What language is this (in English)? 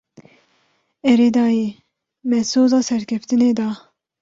Kurdish